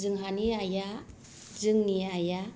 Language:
Bodo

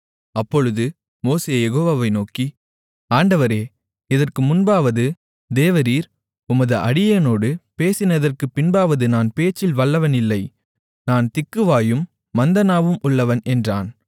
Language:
Tamil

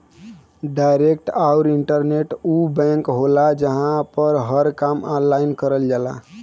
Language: Bhojpuri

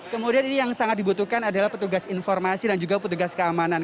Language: Indonesian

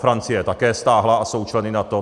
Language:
Czech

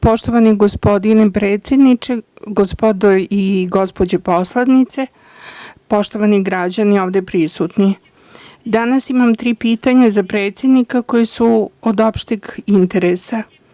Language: Serbian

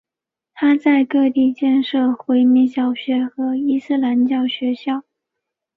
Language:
Chinese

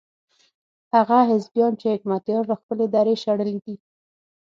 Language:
Pashto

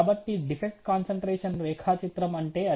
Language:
Telugu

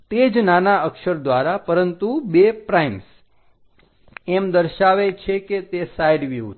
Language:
Gujarati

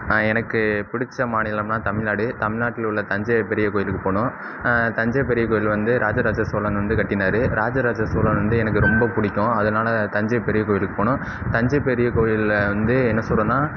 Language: Tamil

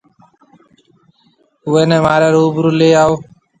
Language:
Marwari (Pakistan)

